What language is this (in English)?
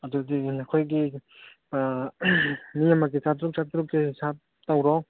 Manipuri